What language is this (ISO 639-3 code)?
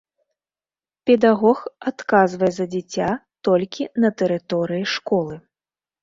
bel